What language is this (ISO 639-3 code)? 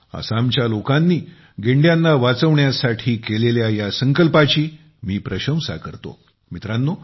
mar